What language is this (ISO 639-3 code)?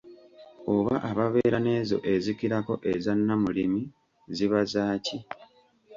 lug